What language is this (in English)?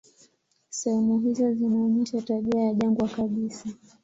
Swahili